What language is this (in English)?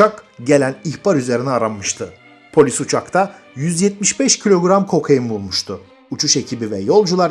Turkish